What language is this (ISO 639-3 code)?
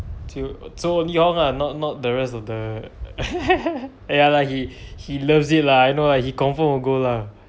eng